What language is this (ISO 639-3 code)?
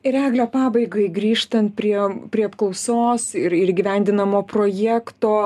lit